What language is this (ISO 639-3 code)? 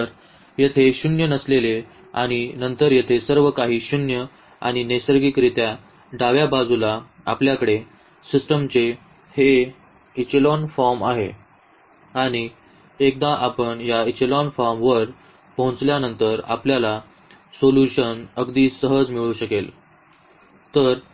mar